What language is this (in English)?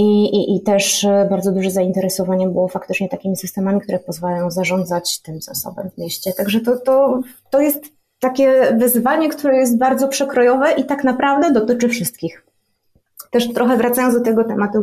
Polish